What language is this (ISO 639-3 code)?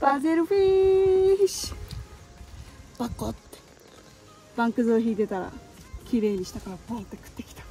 jpn